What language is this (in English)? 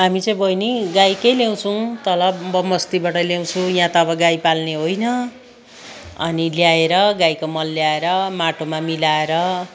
Nepali